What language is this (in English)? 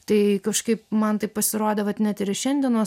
Lithuanian